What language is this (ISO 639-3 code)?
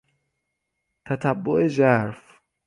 fas